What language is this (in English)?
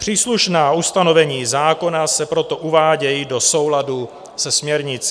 Czech